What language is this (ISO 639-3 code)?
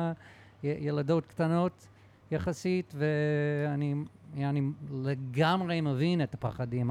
heb